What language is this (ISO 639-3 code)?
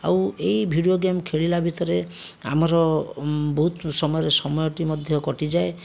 ori